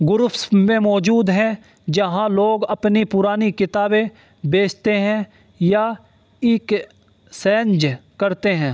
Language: Urdu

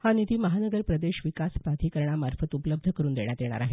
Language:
Marathi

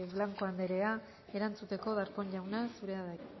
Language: Basque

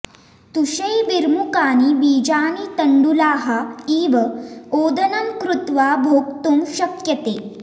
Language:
Sanskrit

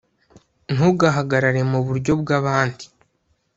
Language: Kinyarwanda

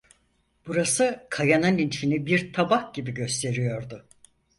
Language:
Turkish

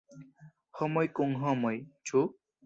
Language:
Esperanto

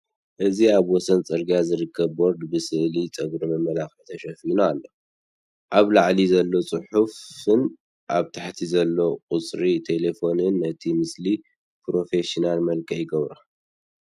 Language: Tigrinya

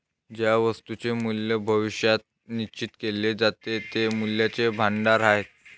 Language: Marathi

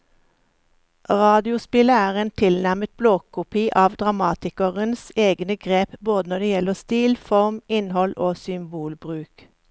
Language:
Norwegian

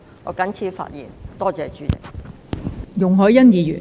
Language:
Cantonese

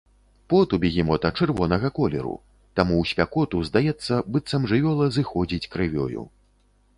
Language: Belarusian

